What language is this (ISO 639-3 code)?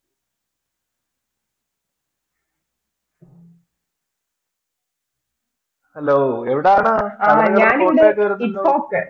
mal